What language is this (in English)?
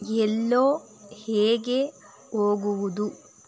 Kannada